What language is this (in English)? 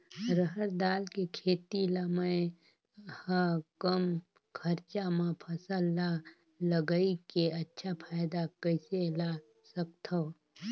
Chhattisgarhi